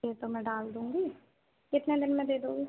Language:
Hindi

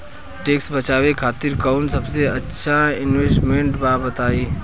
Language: Bhojpuri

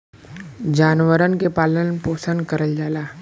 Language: Bhojpuri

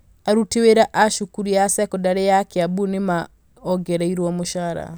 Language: Kikuyu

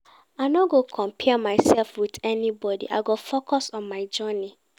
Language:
Nigerian Pidgin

